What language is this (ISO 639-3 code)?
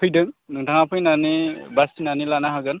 brx